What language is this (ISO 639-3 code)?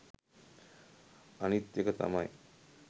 sin